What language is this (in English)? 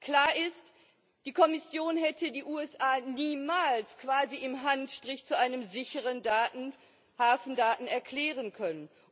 German